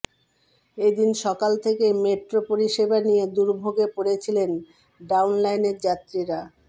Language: Bangla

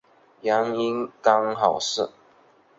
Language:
Chinese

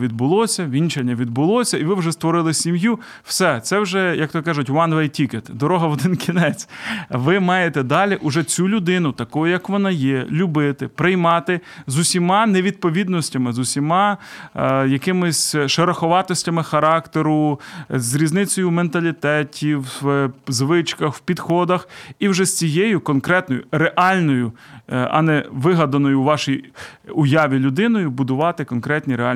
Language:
Ukrainian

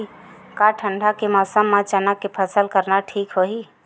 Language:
Chhattisgarhi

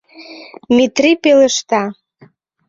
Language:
Mari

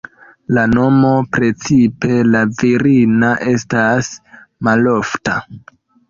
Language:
Esperanto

